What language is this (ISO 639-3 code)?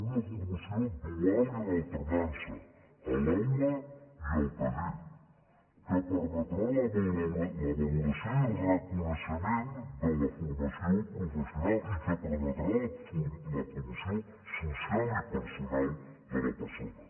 cat